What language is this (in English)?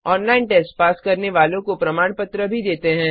Hindi